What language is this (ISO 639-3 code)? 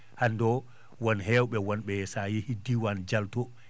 ful